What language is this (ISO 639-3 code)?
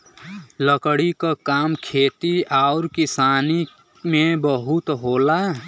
bho